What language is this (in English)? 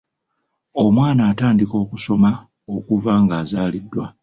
Ganda